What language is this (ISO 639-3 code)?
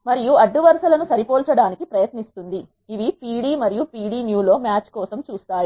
tel